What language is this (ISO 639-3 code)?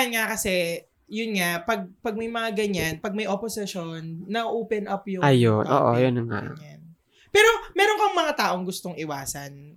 fil